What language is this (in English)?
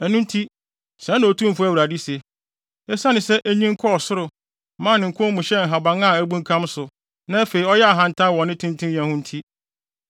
Akan